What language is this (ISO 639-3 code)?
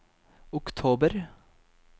nor